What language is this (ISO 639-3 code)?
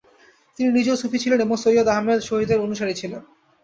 ben